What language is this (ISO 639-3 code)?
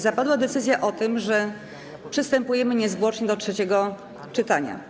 pol